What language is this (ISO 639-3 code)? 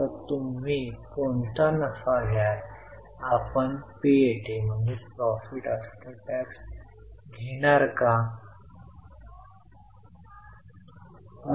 mar